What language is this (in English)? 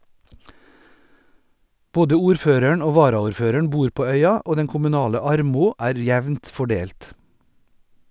Norwegian